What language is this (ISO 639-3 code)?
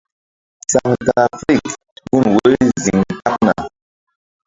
mdd